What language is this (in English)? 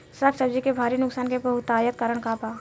Bhojpuri